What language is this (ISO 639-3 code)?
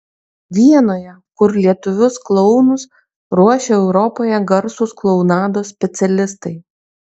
lit